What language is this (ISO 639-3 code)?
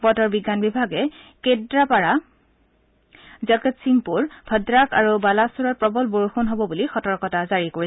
asm